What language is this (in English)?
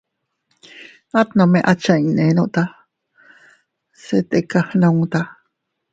Teutila Cuicatec